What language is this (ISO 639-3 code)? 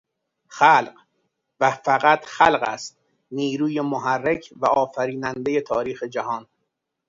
fas